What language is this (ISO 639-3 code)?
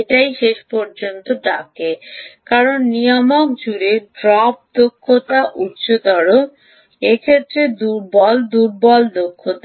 ben